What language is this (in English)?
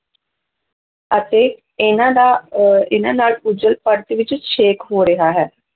Punjabi